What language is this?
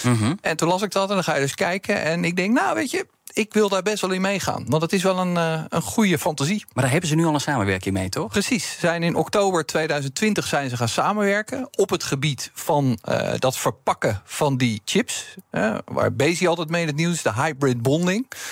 Dutch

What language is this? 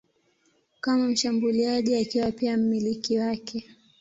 Swahili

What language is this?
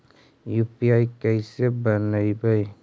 Magahi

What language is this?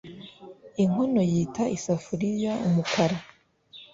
Kinyarwanda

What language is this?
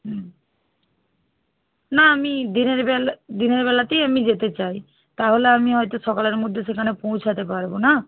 Bangla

